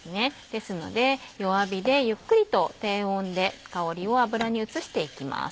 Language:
Japanese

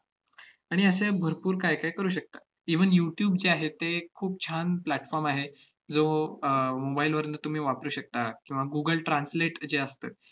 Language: Marathi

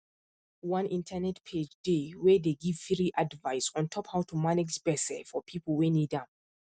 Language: Nigerian Pidgin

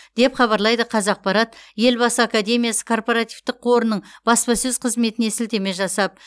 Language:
Kazakh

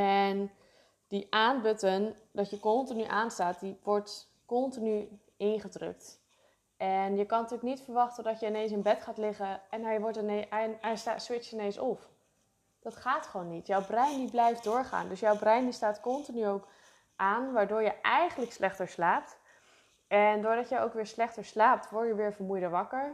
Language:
Dutch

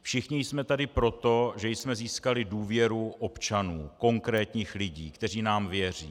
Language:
Czech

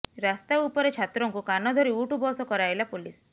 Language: Odia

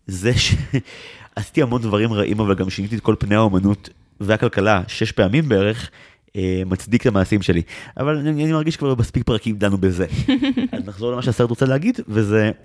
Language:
Hebrew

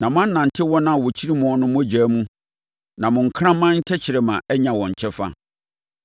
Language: Akan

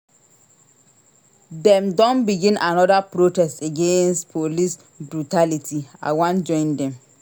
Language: Nigerian Pidgin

